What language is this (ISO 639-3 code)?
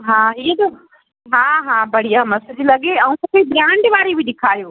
snd